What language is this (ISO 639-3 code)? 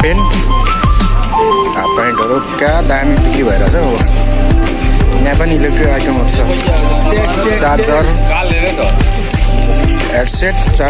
ind